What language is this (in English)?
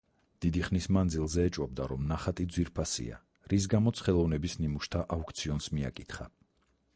Georgian